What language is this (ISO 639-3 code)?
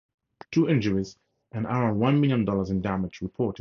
eng